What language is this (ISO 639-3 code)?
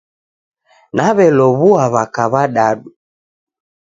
dav